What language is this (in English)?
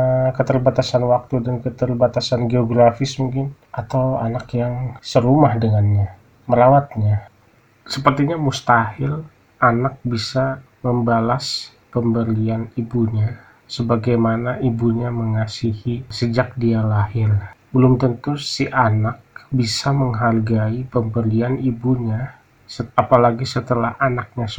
Indonesian